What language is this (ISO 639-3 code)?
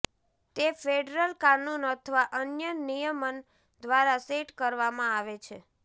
guj